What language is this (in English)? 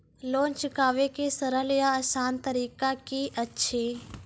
Maithili